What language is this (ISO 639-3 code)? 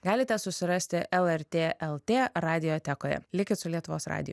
lit